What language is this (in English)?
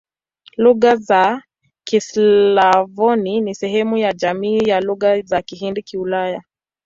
Swahili